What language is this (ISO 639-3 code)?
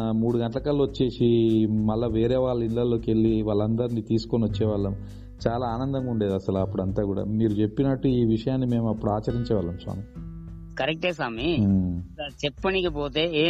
tel